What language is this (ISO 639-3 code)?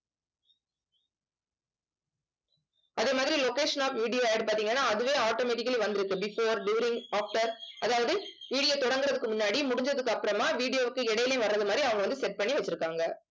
tam